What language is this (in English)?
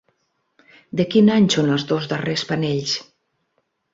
Catalan